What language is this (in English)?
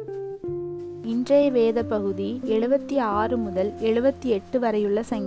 Hindi